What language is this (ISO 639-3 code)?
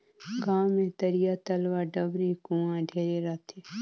hne